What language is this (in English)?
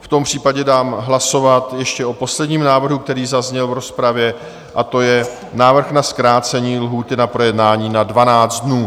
Czech